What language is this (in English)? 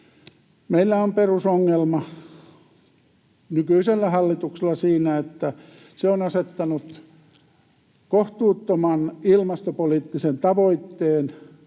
Finnish